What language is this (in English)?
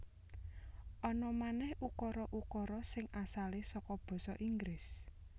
Javanese